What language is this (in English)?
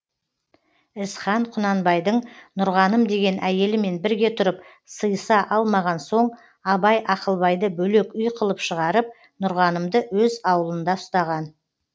Kazakh